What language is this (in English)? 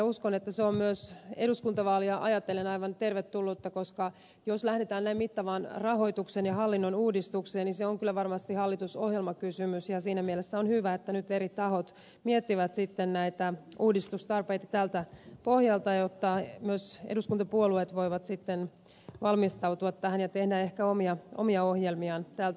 Finnish